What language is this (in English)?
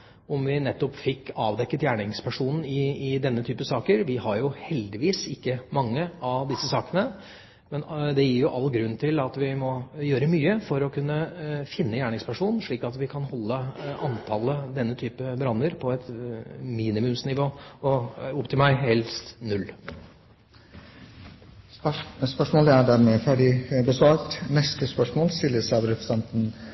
Norwegian